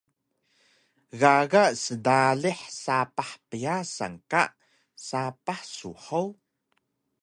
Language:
Taroko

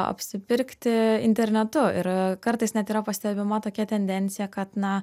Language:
Lithuanian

